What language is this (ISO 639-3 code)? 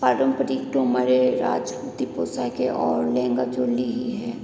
hin